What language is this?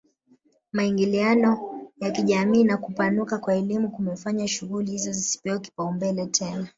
Swahili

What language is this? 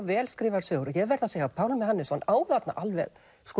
Icelandic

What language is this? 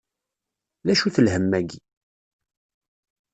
Kabyle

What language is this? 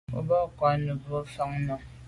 Medumba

